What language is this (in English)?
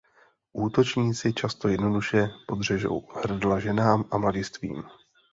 Czech